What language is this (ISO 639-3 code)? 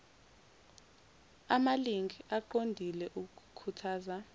zul